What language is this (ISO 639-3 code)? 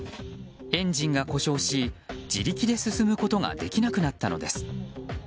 jpn